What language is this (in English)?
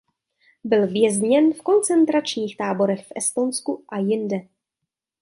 Czech